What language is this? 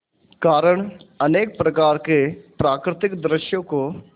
Hindi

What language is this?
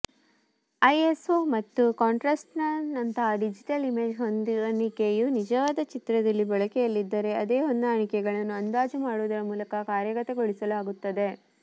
Kannada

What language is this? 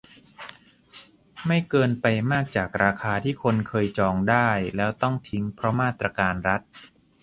Thai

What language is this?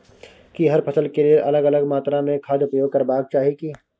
Maithili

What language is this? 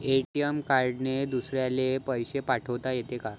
Marathi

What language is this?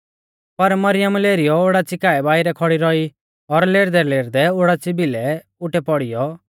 Mahasu Pahari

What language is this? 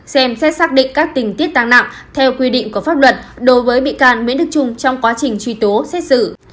Vietnamese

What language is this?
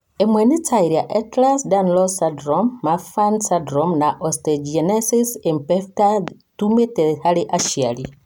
Kikuyu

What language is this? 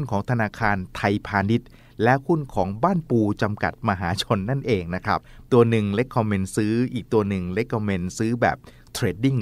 Thai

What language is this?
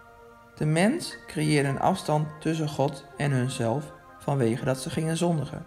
Dutch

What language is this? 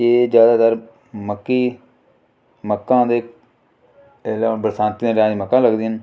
Dogri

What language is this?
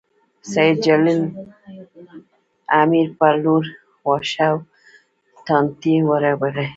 Pashto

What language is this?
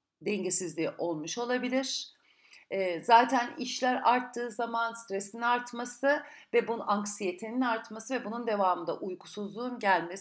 Turkish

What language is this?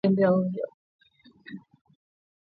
Swahili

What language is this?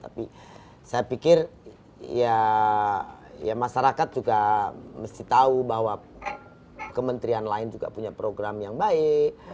Indonesian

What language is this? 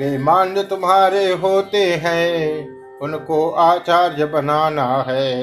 Hindi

